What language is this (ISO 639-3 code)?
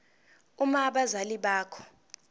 zul